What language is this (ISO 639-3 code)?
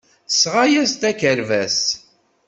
kab